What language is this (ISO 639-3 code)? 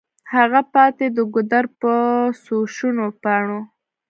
pus